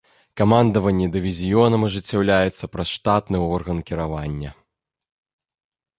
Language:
Belarusian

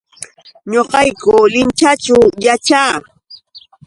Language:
Yauyos Quechua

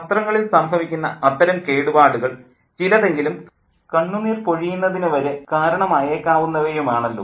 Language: Malayalam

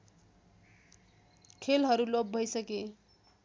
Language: Nepali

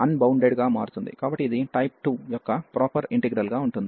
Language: Telugu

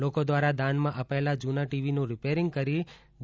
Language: Gujarati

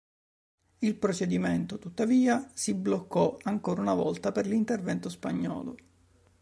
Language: Italian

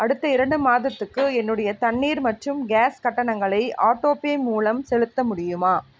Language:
Tamil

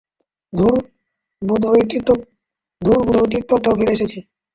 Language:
Bangla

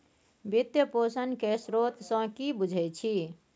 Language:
Maithili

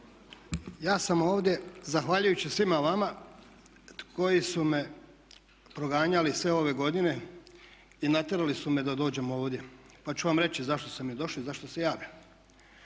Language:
Croatian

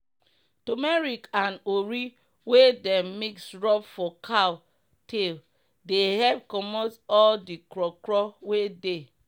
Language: Nigerian Pidgin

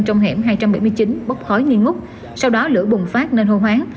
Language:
Vietnamese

